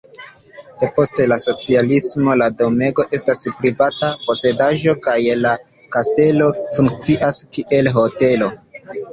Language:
Esperanto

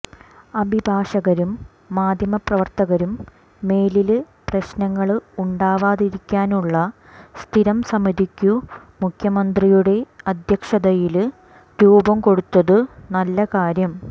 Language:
Malayalam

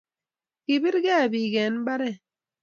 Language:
Kalenjin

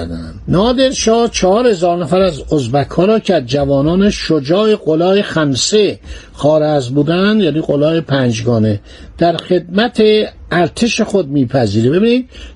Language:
Persian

